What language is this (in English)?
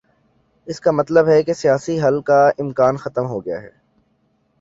Urdu